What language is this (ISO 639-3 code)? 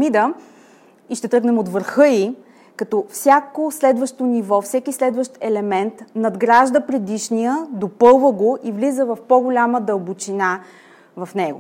bul